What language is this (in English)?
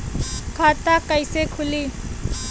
Bhojpuri